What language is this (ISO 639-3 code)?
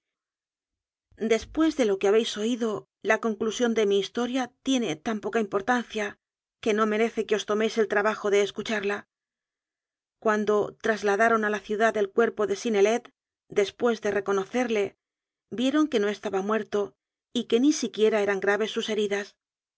spa